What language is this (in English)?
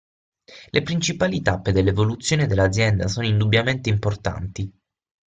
Italian